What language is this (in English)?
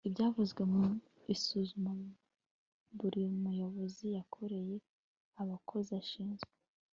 Kinyarwanda